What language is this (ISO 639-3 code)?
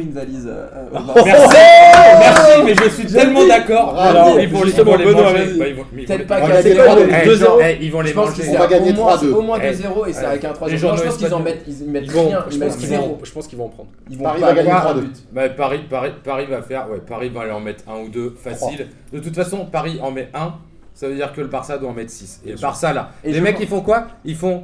fra